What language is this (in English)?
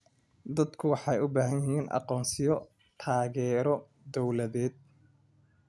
Somali